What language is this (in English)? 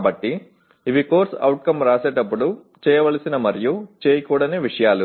Telugu